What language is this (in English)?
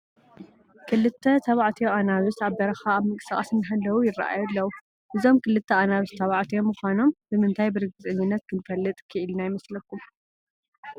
Tigrinya